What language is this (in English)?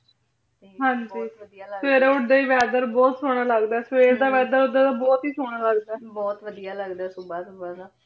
Punjabi